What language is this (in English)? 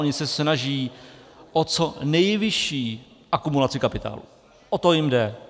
Czech